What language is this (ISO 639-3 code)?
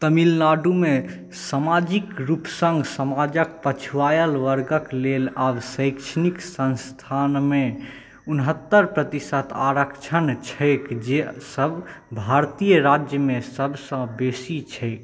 mai